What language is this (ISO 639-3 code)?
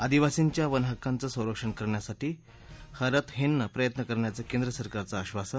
mar